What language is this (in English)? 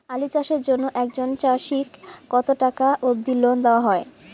Bangla